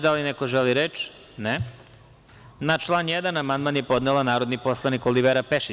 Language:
Serbian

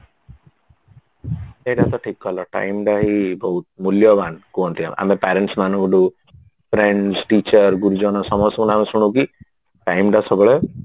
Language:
Odia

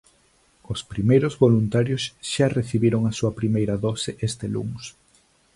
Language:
Galician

